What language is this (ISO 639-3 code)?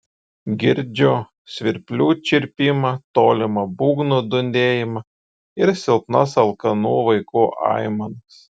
lit